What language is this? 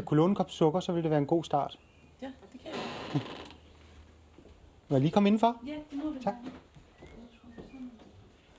Danish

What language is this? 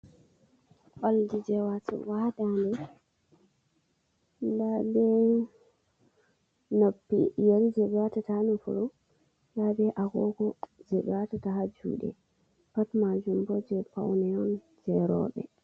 Fula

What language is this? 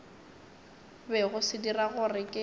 Northern Sotho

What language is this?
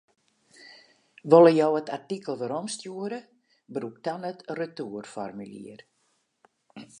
Western Frisian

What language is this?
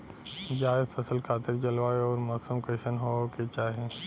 Bhojpuri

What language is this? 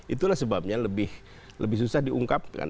Indonesian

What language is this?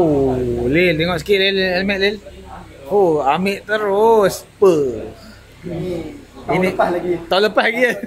Malay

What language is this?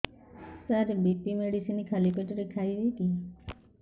Odia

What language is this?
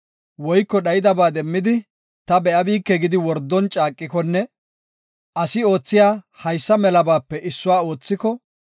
Gofa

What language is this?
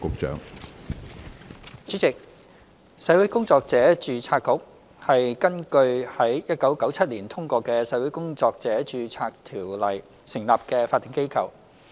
Cantonese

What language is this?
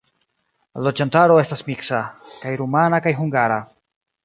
Esperanto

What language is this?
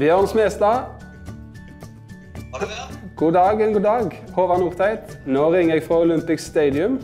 Norwegian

